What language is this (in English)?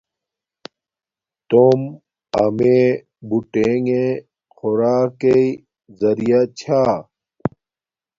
Domaaki